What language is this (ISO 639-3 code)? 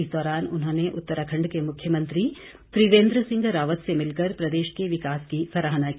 hin